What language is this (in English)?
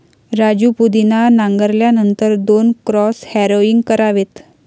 Marathi